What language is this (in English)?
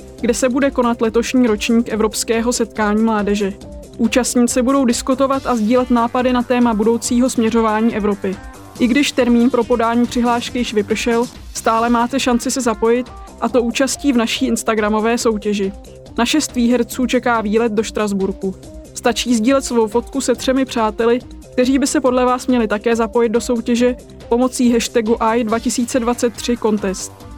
Czech